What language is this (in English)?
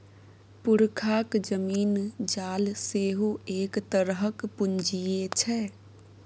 Maithili